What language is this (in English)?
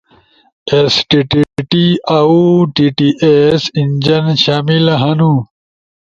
Ushojo